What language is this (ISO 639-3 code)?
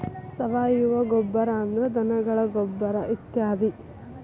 kan